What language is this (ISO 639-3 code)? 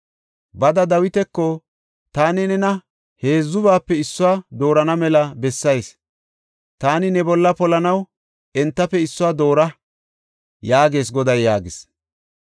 gof